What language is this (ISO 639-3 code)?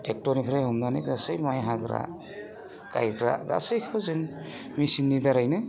brx